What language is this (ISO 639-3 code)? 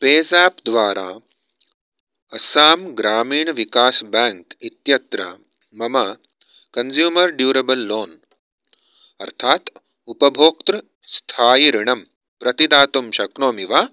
san